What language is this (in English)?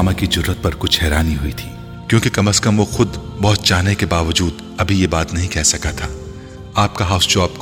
Urdu